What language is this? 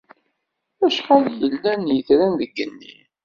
Kabyle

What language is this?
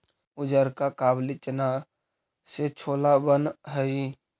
Magahi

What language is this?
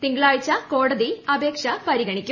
Malayalam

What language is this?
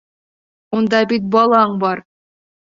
Bashkir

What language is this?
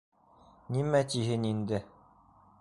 Bashkir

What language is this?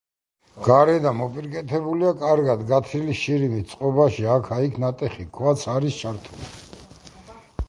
Georgian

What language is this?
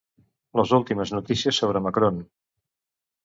Catalan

